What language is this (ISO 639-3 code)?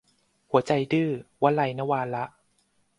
tha